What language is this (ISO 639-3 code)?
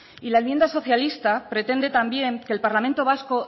spa